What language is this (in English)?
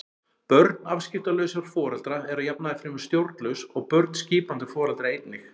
Icelandic